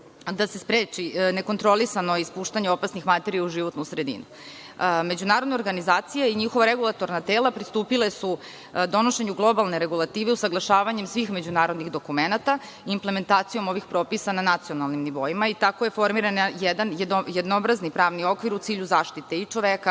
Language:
Serbian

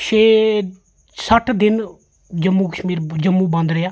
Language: Dogri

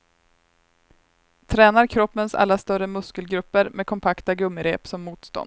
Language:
Swedish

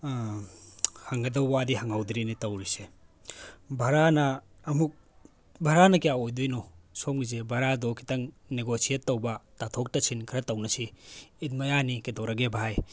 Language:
Manipuri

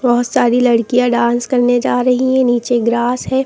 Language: Hindi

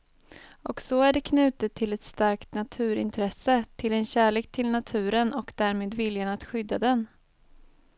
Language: Swedish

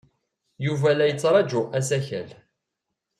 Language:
Kabyle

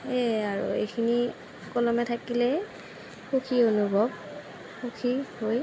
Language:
Assamese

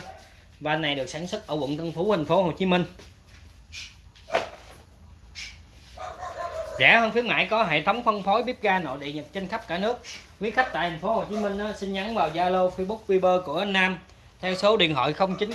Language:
Vietnamese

